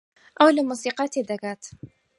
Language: Central Kurdish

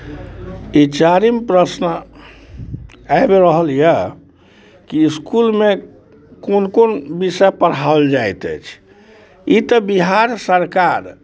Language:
Maithili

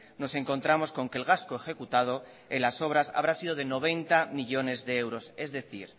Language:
Spanish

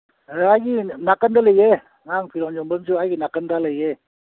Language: Manipuri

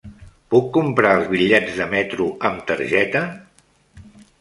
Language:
Catalan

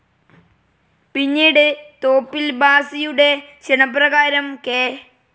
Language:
Malayalam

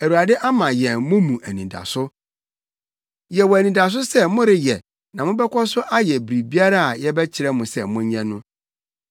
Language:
Akan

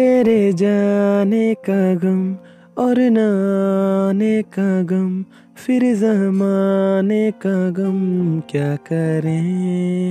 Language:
Hindi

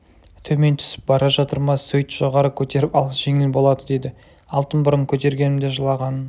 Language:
Kazakh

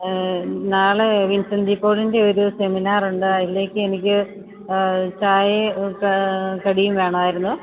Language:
Malayalam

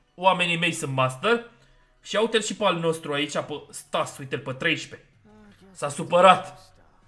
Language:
Romanian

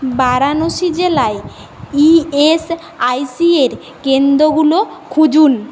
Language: Bangla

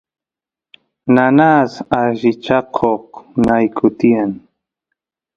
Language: Santiago del Estero Quichua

